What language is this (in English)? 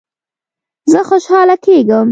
Pashto